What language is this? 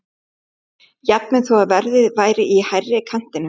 Icelandic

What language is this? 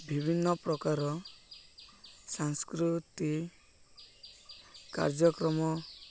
Odia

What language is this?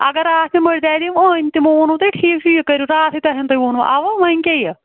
Kashmiri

